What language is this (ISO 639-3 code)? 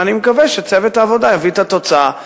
heb